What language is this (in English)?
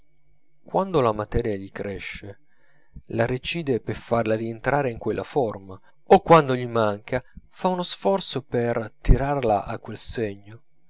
Italian